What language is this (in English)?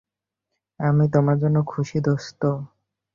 Bangla